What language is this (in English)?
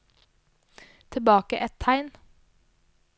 Norwegian